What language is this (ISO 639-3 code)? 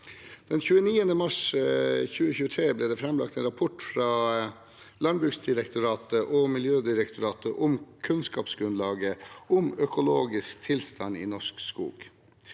nor